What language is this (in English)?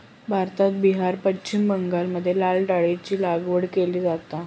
Marathi